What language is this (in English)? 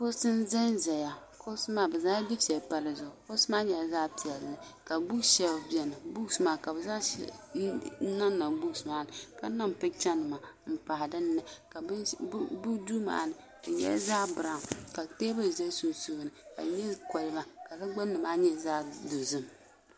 Dagbani